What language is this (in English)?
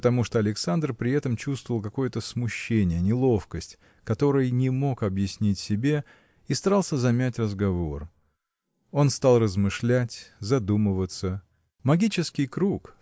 Russian